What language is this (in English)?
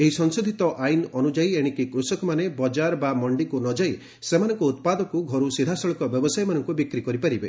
Odia